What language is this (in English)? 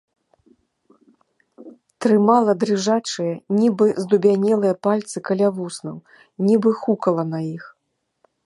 Belarusian